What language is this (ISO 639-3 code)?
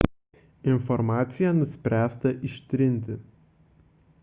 lit